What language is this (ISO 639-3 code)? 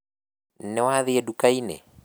kik